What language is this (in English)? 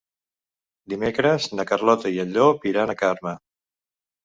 Catalan